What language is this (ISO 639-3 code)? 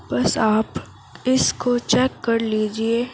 urd